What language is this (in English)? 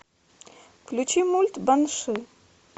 Russian